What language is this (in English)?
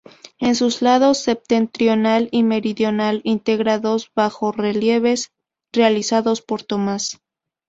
Spanish